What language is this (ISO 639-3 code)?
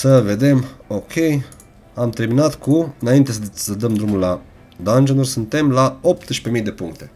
ron